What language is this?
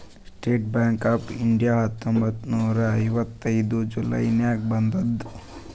Kannada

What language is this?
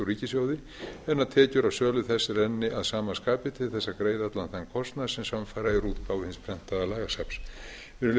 Icelandic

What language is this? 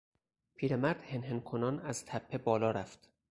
Persian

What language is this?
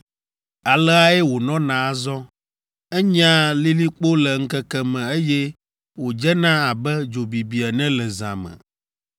Ewe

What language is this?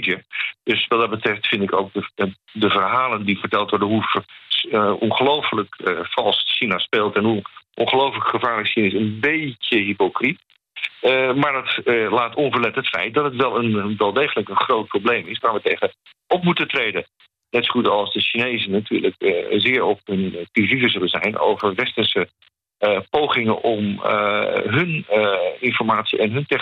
Dutch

